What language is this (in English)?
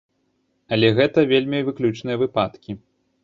Belarusian